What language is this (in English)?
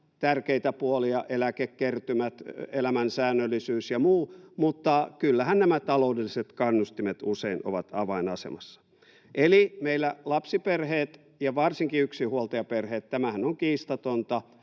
Finnish